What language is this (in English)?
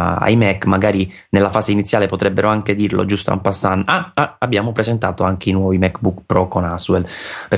Italian